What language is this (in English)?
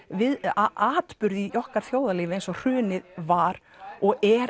Icelandic